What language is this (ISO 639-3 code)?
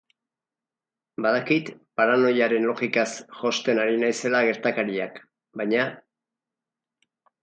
eus